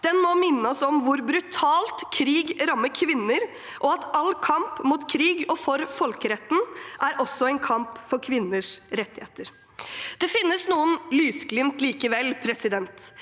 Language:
Norwegian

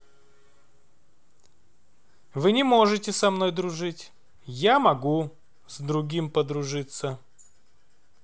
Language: Russian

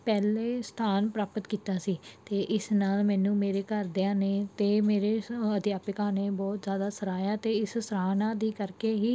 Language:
Punjabi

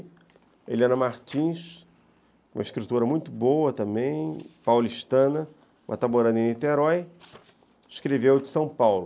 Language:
Portuguese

